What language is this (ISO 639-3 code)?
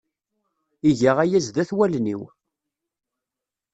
kab